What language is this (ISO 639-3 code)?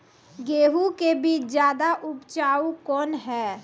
mai